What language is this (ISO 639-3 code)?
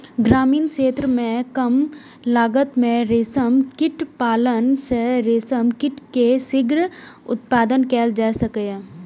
mai